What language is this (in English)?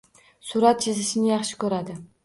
Uzbek